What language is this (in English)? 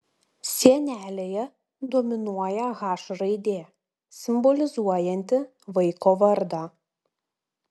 Lithuanian